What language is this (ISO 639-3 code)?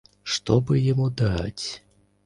rus